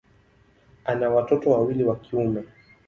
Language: Swahili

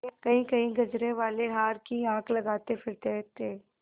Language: Hindi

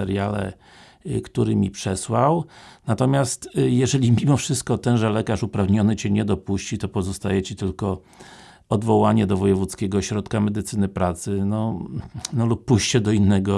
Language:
Polish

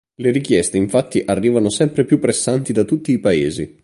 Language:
Italian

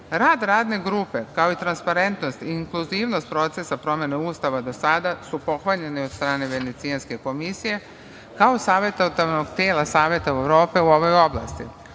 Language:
Serbian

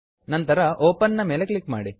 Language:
Kannada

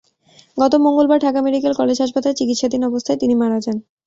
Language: Bangla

